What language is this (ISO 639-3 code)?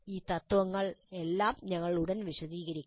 mal